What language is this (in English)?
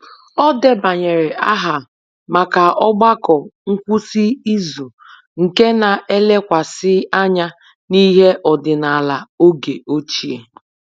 Igbo